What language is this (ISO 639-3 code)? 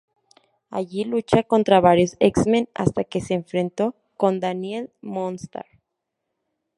spa